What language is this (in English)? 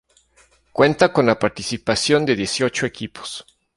Spanish